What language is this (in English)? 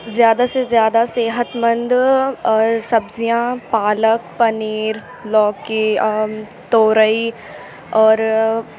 Urdu